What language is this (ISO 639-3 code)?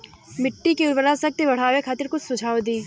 bho